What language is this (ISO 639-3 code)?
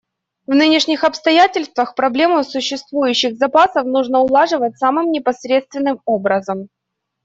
rus